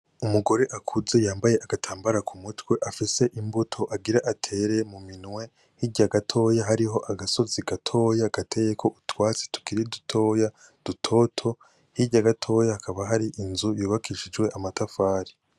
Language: Rundi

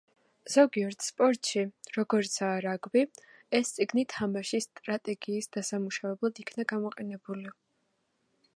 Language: Georgian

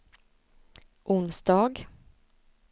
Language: Swedish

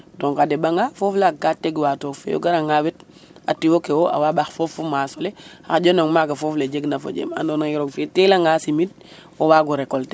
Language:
Serer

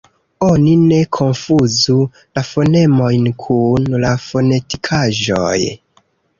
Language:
Esperanto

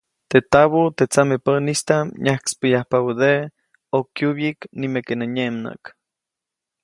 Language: Copainalá Zoque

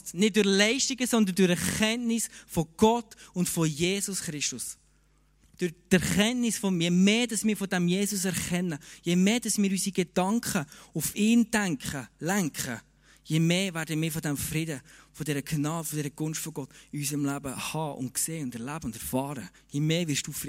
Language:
German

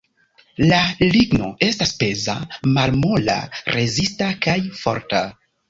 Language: Esperanto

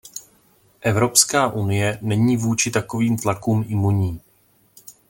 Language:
Czech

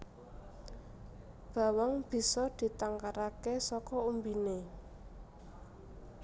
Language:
Javanese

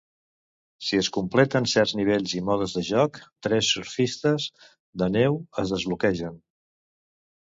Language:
Catalan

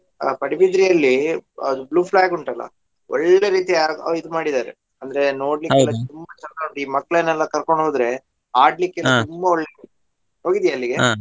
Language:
Kannada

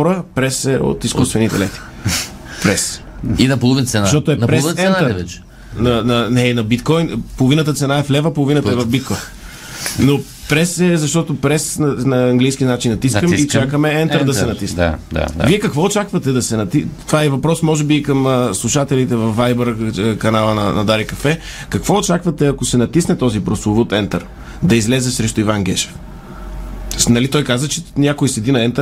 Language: Bulgarian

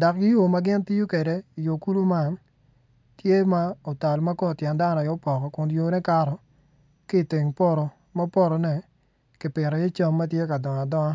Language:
Acoli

